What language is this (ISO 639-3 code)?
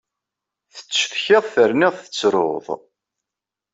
kab